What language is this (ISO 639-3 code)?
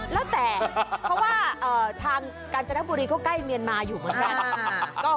tha